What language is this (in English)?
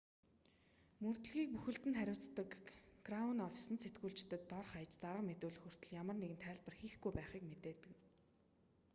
Mongolian